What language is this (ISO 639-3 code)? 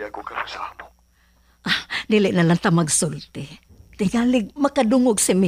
fil